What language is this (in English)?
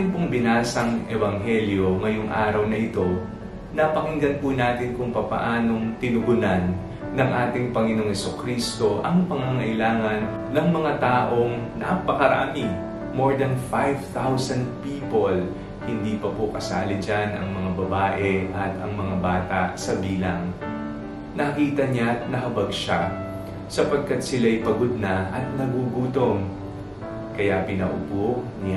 Filipino